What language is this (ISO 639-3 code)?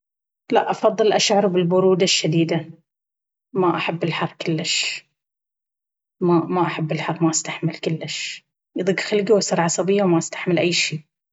abv